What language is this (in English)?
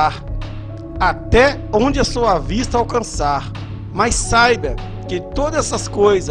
Portuguese